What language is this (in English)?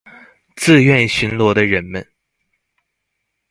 Chinese